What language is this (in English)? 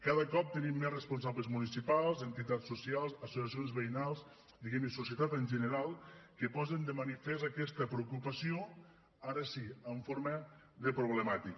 Catalan